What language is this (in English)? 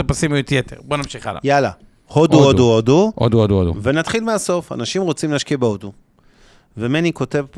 Hebrew